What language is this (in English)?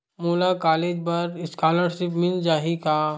Chhattisgarhi